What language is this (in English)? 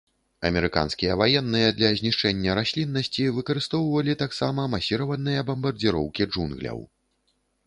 Belarusian